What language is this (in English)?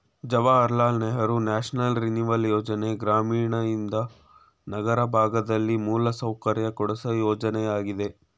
Kannada